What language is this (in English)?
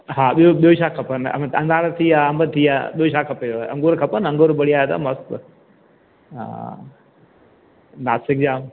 Sindhi